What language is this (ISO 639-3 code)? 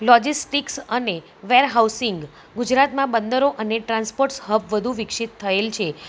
guj